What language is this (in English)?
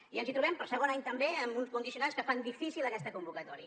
Catalan